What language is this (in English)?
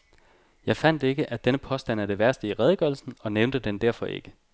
Danish